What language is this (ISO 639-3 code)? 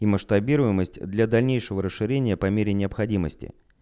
rus